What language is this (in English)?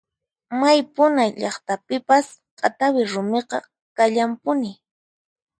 Puno Quechua